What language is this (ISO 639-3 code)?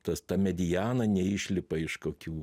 lit